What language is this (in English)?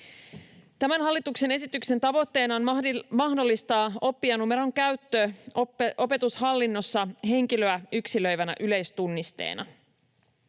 Finnish